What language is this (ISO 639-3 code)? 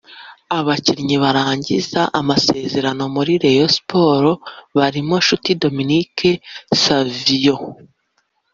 kin